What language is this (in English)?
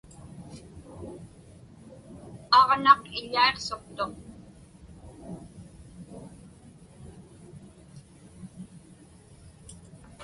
Inupiaq